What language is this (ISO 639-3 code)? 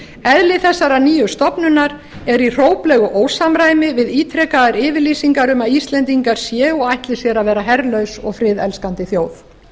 isl